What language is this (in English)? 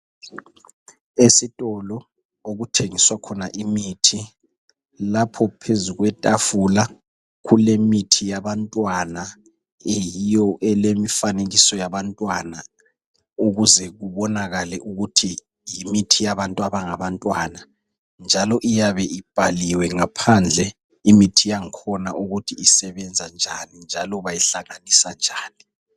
North Ndebele